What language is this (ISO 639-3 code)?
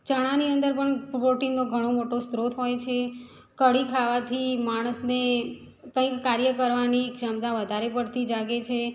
guj